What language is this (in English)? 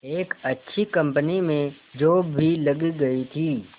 Hindi